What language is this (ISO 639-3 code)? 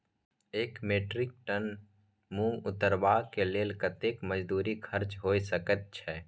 mai